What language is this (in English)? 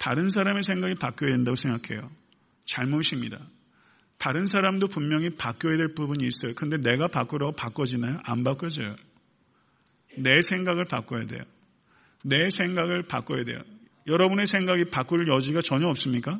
Korean